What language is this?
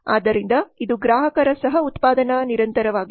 Kannada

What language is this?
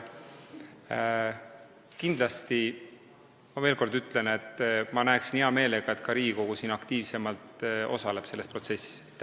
Estonian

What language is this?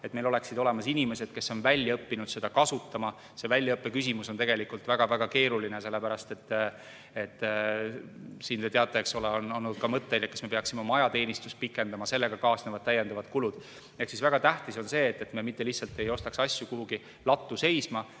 Estonian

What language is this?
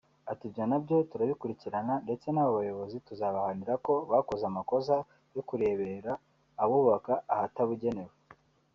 Kinyarwanda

